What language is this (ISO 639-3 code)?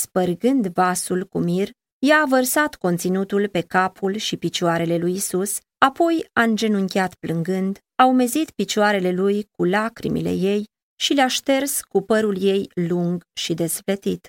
ron